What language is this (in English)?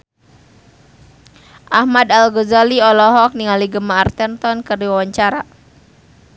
Sundanese